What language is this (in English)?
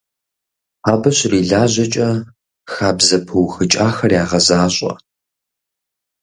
Kabardian